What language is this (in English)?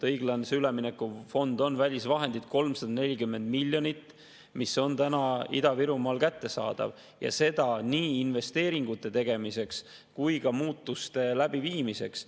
Estonian